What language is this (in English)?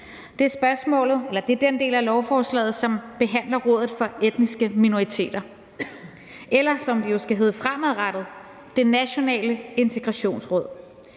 Danish